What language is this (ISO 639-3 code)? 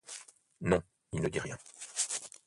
fra